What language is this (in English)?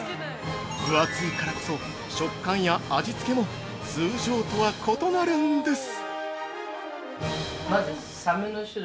Japanese